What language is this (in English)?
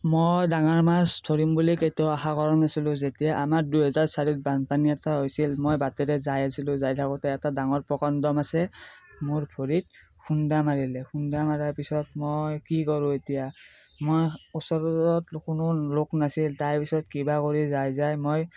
Assamese